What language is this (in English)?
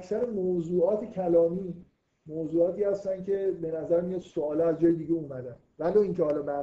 Persian